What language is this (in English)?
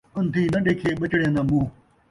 Saraiki